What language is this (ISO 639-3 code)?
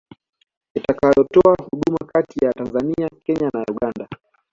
swa